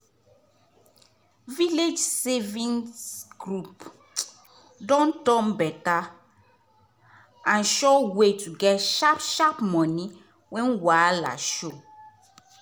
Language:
Nigerian Pidgin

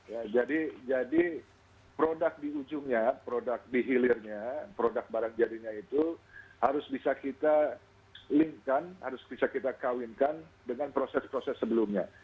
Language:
Indonesian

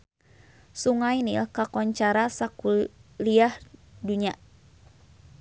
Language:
Sundanese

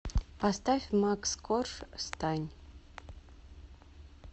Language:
Russian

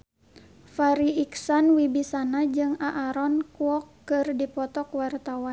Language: Sundanese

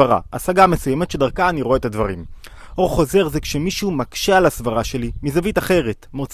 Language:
Hebrew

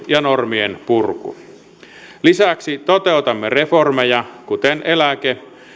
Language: Finnish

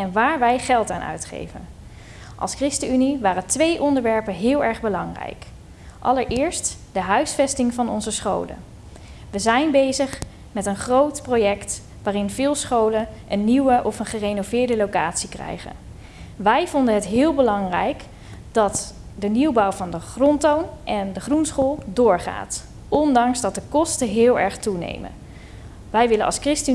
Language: Dutch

